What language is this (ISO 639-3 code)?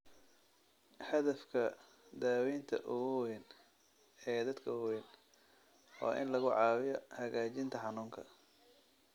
som